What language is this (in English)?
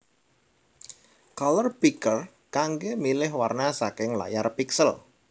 Javanese